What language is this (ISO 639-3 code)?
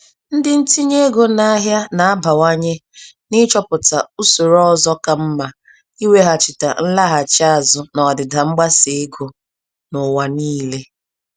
ibo